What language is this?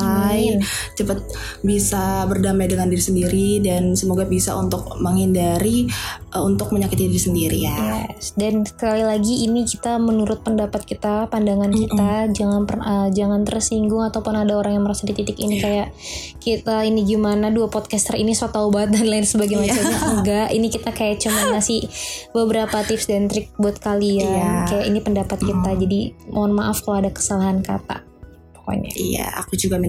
Indonesian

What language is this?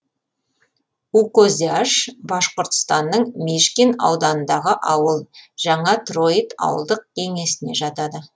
Kazakh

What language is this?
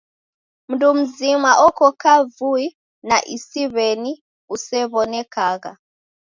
Taita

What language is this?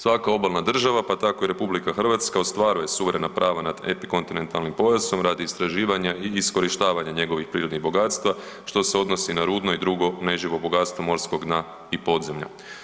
Croatian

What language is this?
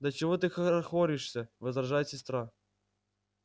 Russian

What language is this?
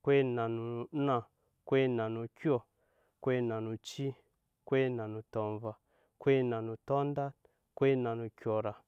Nyankpa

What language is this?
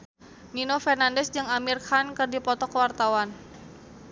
Sundanese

